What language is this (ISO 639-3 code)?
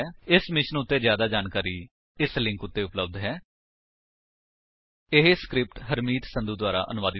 pan